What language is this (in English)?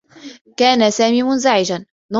Arabic